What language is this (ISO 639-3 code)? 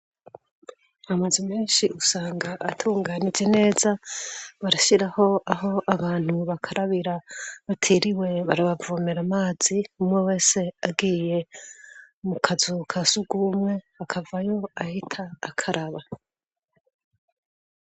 run